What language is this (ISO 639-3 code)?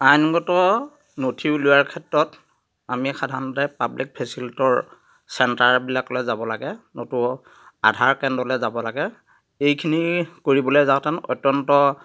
asm